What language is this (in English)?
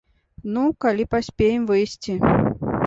Belarusian